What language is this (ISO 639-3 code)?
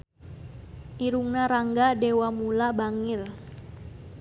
sun